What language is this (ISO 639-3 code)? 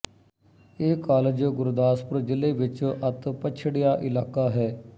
pan